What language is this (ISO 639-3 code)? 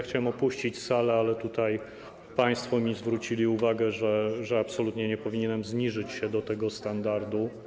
pol